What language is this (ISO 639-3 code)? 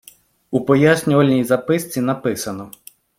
ukr